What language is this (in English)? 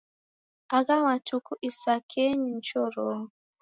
Taita